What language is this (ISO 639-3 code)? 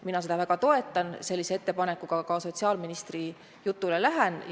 est